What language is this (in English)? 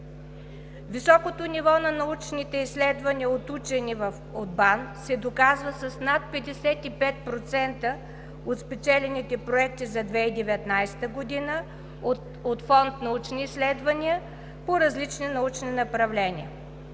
Bulgarian